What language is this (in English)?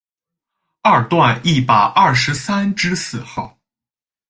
Chinese